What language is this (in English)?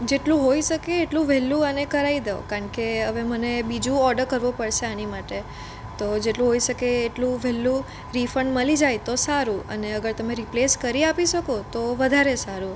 Gujarati